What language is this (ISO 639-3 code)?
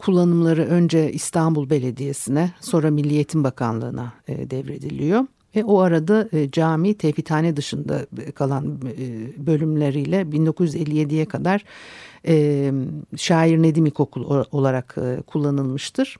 tur